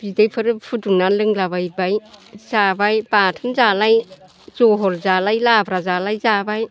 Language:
Bodo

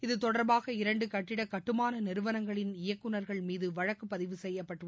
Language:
Tamil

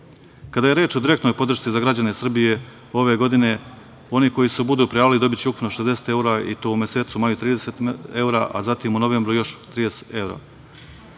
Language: Serbian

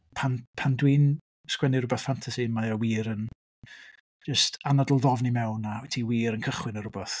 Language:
Welsh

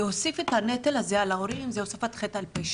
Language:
Hebrew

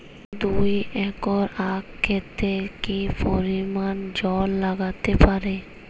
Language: Bangla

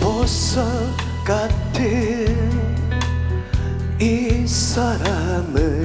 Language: Korean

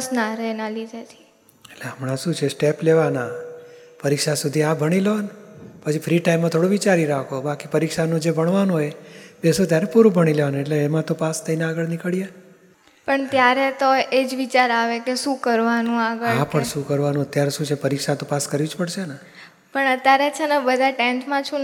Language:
Gujarati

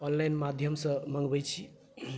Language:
Maithili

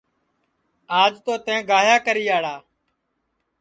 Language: Sansi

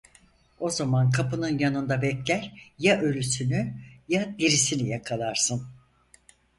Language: Turkish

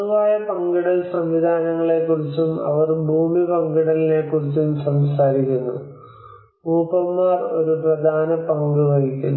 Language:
Malayalam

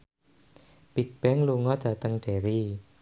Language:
Javanese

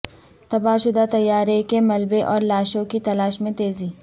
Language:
Urdu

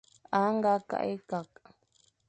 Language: Fang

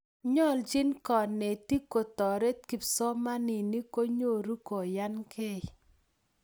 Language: Kalenjin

